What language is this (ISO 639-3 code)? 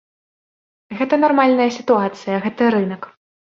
bel